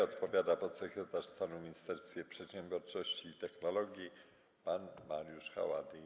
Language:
Polish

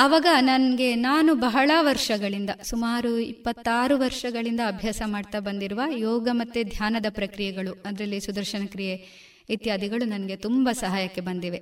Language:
Kannada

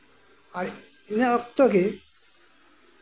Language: Santali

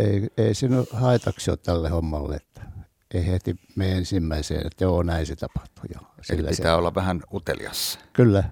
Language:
Finnish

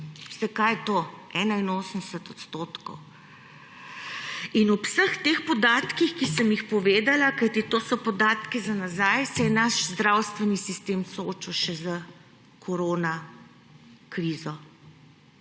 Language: Slovenian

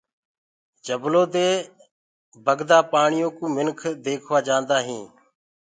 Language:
Gurgula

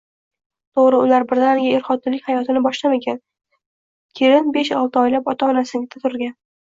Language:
Uzbek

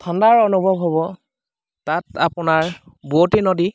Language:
Assamese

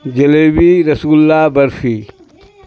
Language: Urdu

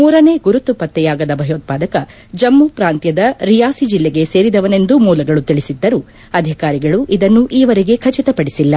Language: Kannada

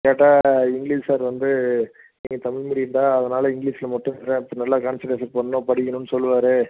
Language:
Tamil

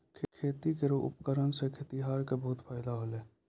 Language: Maithili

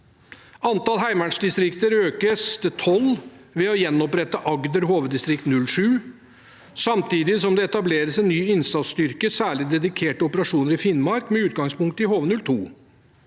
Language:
Norwegian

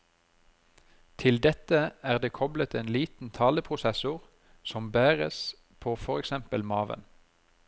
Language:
Norwegian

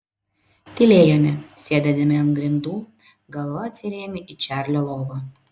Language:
Lithuanian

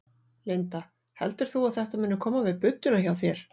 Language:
Icelandic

